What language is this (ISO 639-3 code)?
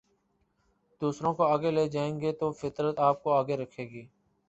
urd